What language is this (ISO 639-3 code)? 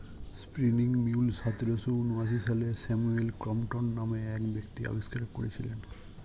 ben